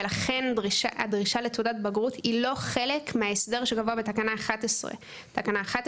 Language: Hebrew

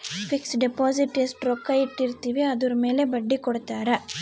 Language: Kannada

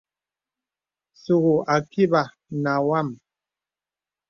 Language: Bebele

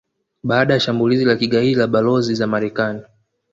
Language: Swahili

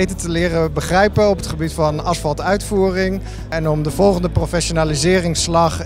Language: Dutch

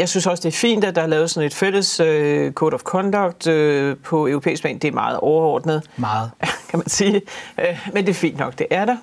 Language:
Danish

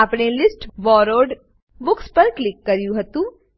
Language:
Gujarati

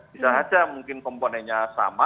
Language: Indonesian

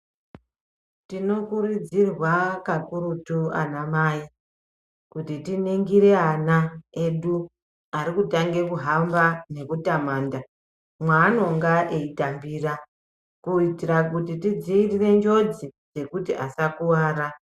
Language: Ndau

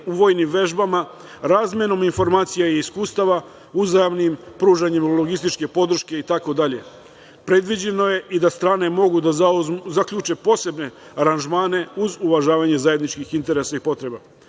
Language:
Serbian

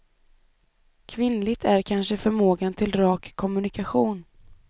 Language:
Swedish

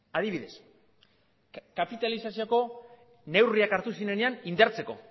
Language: Basque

